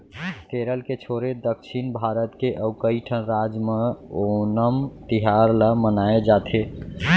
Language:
Chhattisgarhi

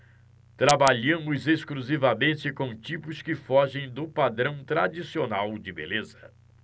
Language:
Portuguese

